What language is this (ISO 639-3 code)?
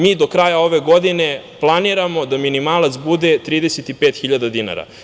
srp